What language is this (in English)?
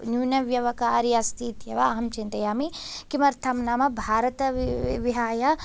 Sanskrit